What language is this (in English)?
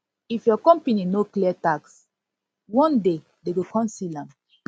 Nigerian Pidgin